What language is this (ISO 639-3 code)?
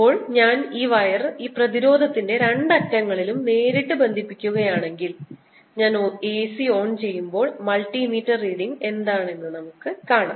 mal